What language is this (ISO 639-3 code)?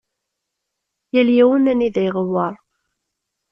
kab